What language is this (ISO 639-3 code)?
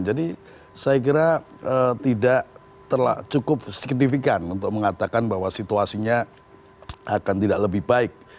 ind